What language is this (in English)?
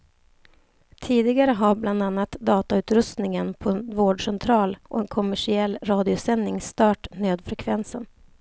Swedish